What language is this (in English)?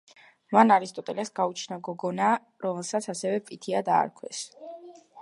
Georgian